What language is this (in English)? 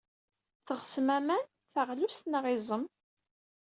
Kabyle